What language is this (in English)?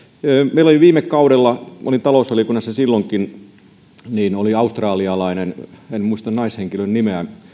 Finnish